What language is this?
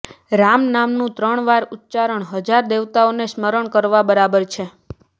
Gujarati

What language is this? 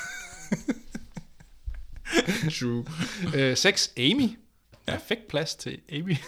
Danish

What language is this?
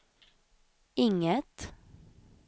Swedish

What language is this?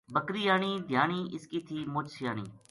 Gujari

